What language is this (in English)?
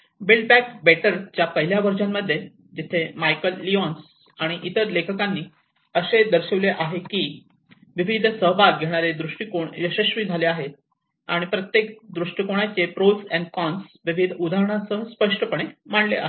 Marathi